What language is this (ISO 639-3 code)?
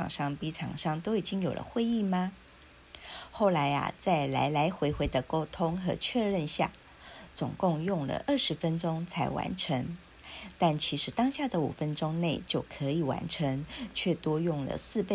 zho